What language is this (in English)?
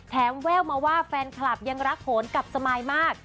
Thai